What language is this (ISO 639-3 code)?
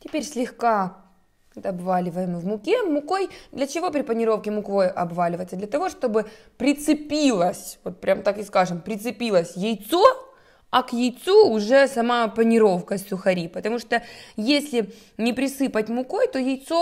rus